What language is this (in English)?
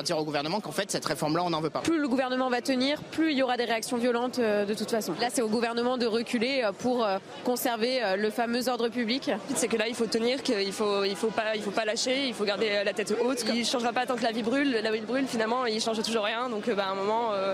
French